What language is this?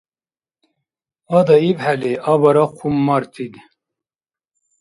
Dargwa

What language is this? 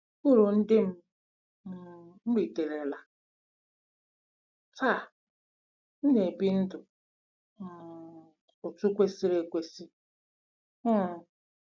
Igbo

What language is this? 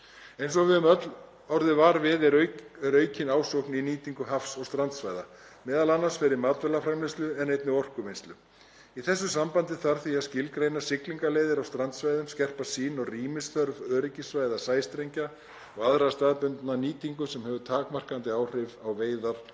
Icelandic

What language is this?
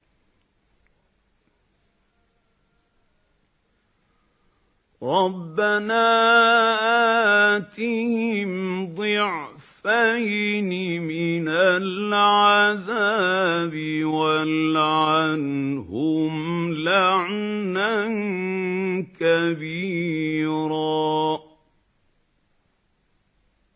Arabic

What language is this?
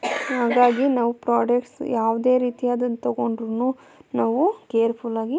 Kannada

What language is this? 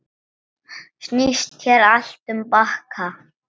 Icelandic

